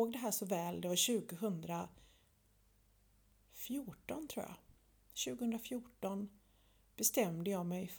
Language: Swedish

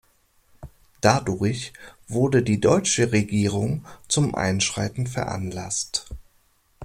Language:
German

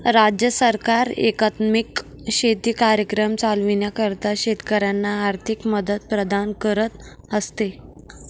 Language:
Marathi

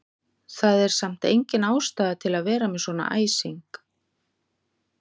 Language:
Icelandic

